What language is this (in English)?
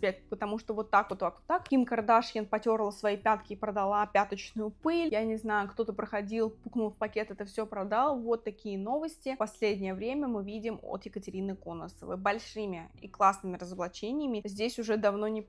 Russian